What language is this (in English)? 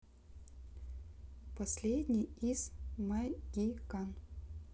Russian